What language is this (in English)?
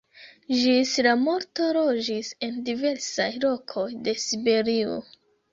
Esperanto